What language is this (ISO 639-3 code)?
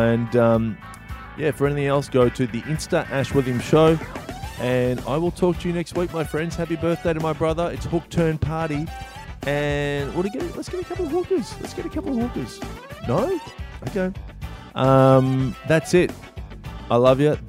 eng